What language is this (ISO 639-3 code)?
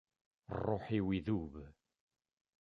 kab